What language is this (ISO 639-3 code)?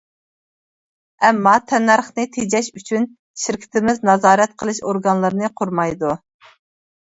uig